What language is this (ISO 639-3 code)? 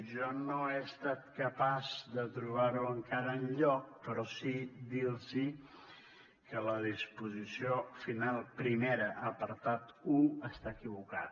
cat